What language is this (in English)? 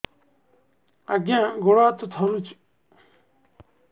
Odia